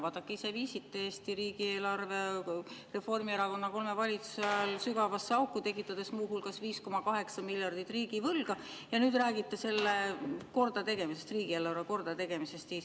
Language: Estonian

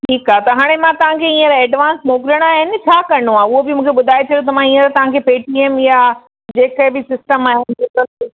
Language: Sindhi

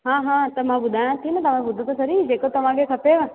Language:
Sindhi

